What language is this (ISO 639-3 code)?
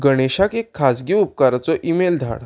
kok